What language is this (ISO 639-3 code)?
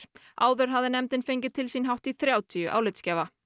isl